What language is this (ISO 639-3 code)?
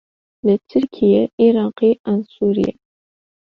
kur